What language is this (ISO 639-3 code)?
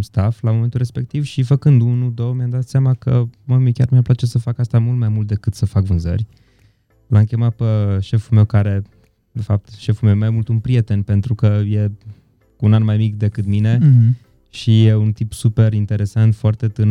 ron